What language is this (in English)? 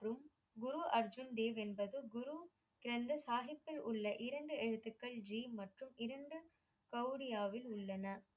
Tamil